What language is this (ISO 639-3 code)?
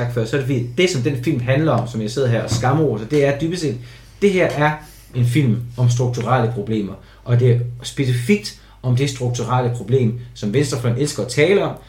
dan